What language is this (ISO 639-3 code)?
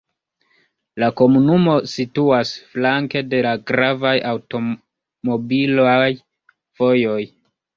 epo